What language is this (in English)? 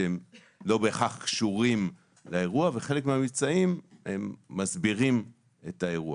Hebrew